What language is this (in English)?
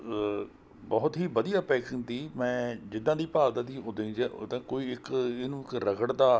Punjabi